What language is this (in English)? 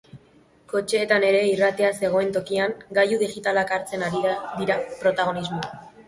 Basque